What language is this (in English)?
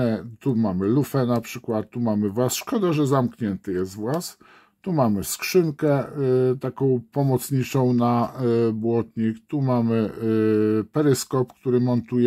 Polish